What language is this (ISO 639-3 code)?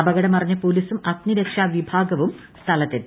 mal